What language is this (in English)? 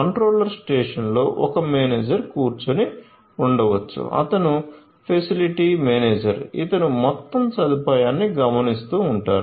Telugu